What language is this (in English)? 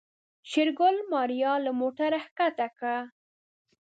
Pashto